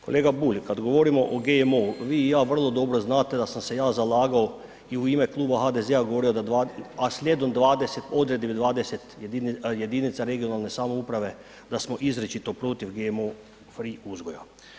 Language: Croatian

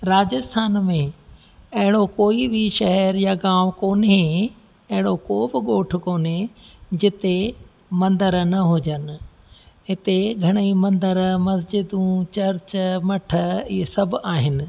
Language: Sindhi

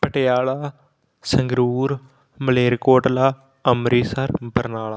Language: Punjabi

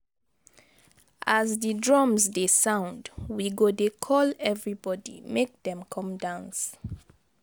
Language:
Nigerian Pidgin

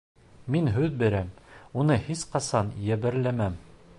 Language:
Bashkir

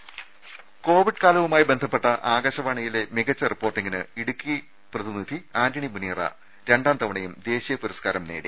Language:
Malayalam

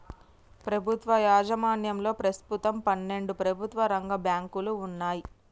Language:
Telugu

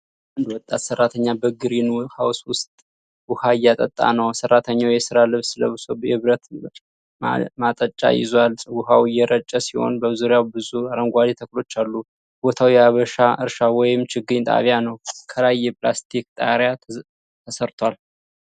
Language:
Amharic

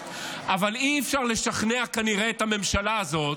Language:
Hebrew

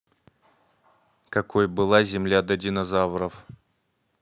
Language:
Russian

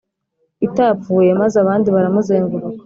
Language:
Kinyarwanda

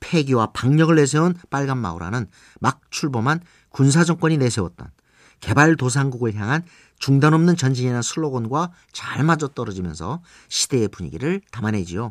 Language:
Korean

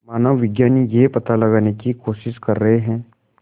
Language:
Hindi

